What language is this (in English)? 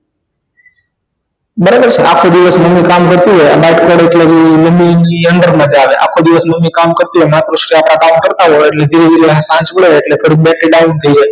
Gujarati